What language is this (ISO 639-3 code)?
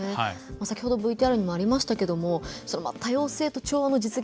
jpn